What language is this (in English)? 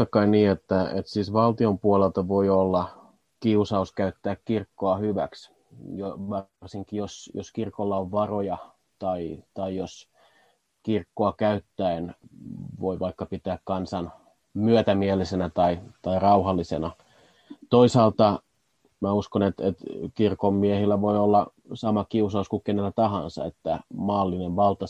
Finnish